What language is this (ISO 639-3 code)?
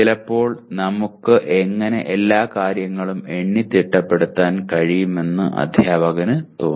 mal